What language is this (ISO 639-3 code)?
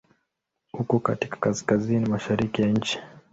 swa